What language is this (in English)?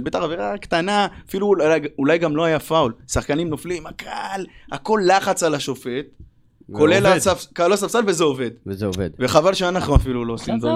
Hebrew